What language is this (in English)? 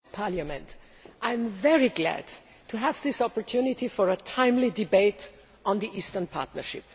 English